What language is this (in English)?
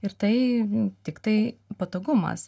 Lithuanian